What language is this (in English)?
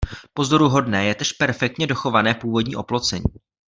Czech